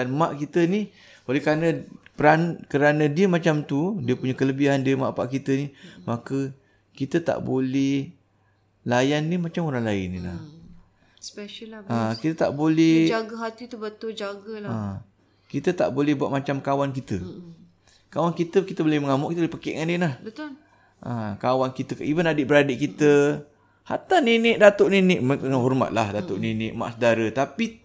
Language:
Malay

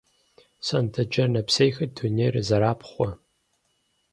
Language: Kabardian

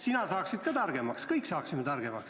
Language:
Estonian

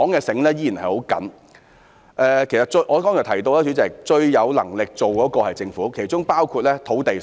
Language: Cantonese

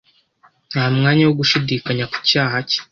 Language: Kinyarwanda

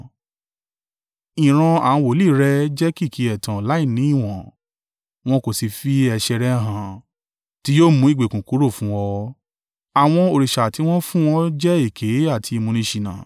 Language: Yoruba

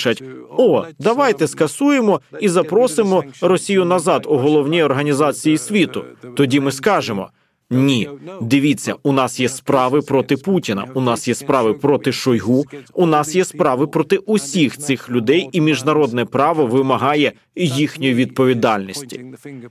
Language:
Ukrainian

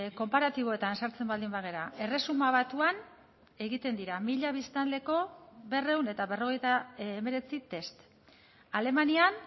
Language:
Basque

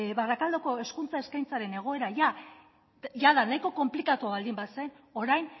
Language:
Basque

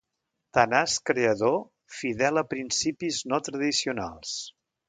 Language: Catalan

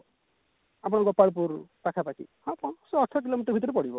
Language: Odia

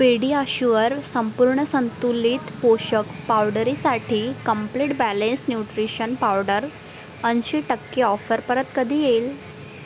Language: Marathi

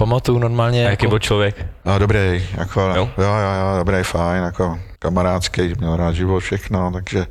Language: Czech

